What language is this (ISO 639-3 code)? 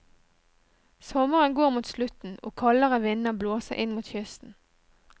nor